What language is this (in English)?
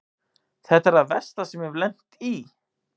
Icelandic